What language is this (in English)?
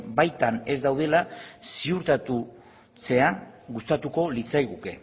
Basque